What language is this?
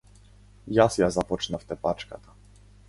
Macedonian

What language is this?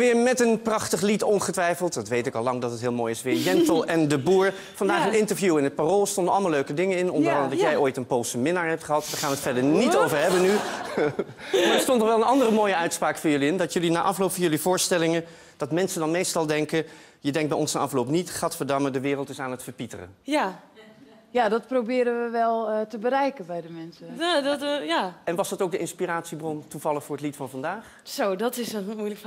Dutch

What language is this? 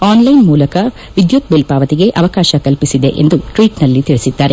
Kannada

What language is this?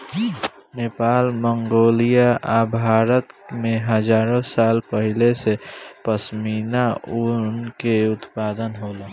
Bhojpuri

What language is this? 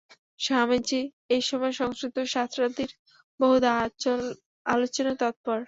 Bangla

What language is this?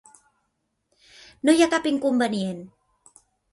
Catalan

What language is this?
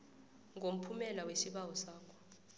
South Ndebele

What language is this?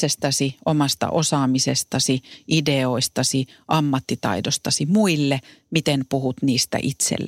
Finnish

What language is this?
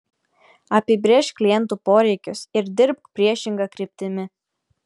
Lithuanian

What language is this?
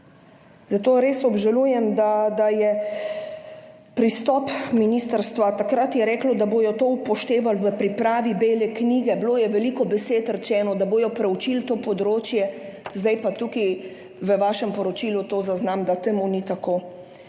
Slovenian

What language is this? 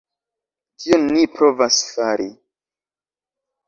Esperanto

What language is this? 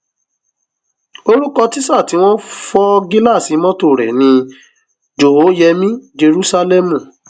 Yoruba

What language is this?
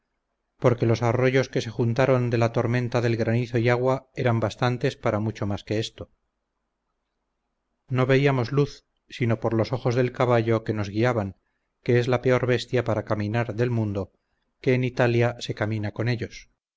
Spanish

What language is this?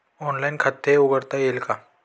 Marathi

